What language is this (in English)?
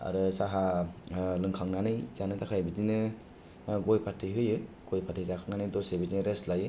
Bodo